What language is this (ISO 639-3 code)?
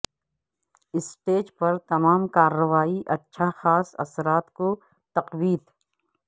urd